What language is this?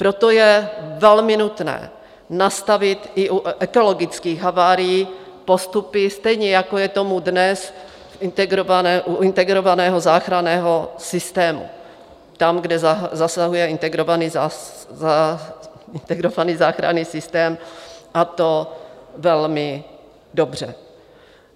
Czech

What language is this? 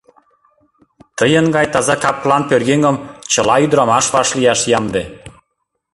Mari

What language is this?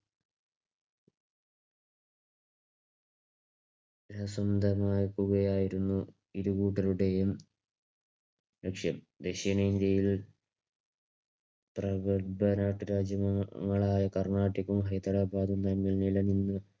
Malayalam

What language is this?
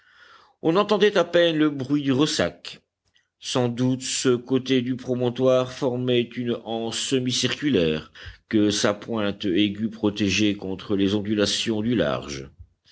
French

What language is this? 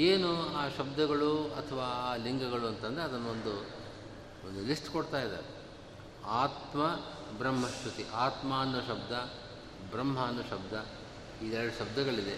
Kannada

